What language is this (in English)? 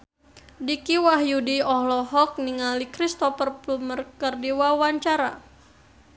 Sundanese